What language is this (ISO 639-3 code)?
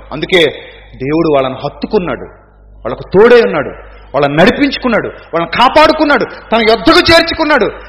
tel